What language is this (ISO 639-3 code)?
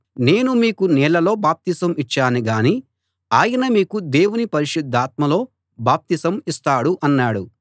tel